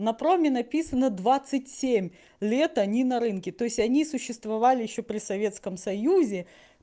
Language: Russian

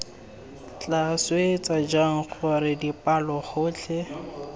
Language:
Tswana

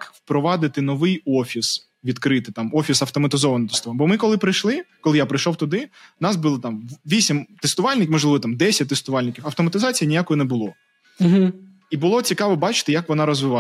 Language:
Ukrainian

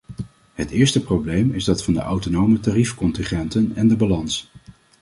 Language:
Dutch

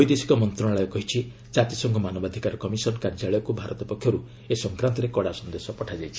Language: Odia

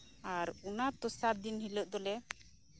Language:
Santali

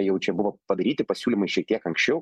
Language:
Lithuanian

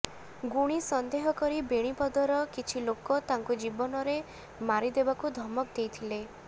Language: Odia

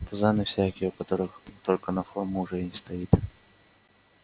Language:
Russian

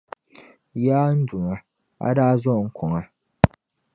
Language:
Dagbani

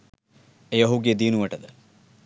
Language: Sinhala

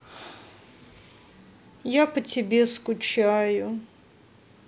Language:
Russian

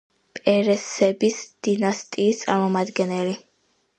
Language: Georgian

